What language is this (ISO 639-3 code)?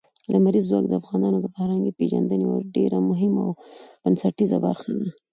pus